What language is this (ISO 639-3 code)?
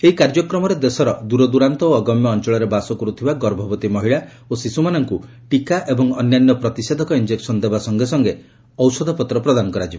ori